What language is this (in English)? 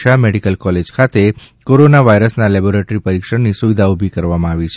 Gujarati